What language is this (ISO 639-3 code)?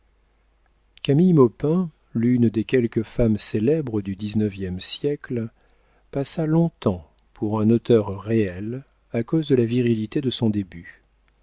fra